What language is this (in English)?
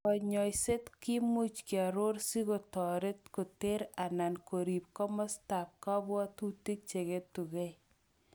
Kalenjin